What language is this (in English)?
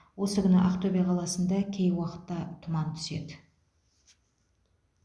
Kazakh